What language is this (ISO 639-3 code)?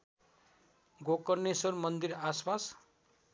nep